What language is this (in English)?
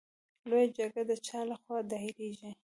Pashto